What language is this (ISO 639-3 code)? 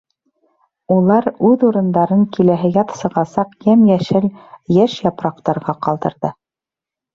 bak